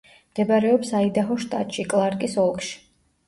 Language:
Georgian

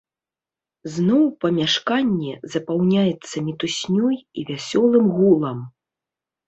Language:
Belarusian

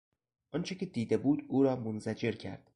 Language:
Persian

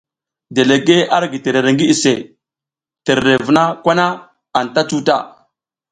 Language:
South Giziga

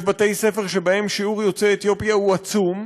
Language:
Hebrew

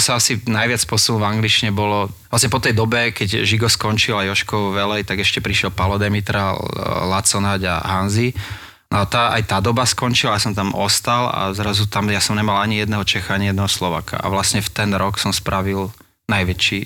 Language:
Slovak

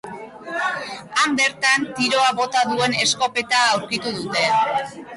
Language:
Basque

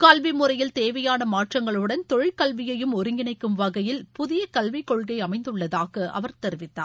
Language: Tamil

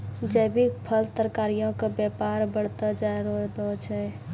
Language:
Maithili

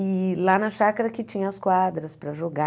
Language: Portuguese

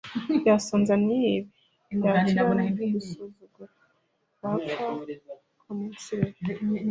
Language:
Kinyarwanda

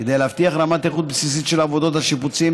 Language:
Hebrew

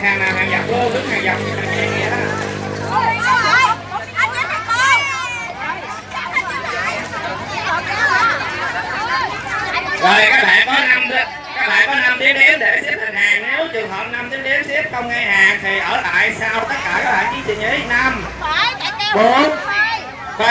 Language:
Vietnamese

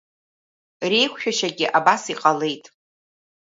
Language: Abkhazian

